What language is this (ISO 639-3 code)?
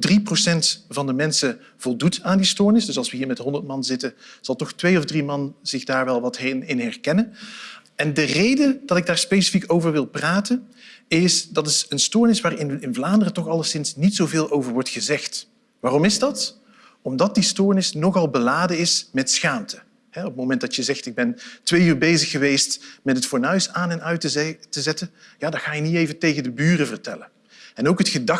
nld